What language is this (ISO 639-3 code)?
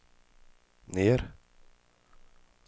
swe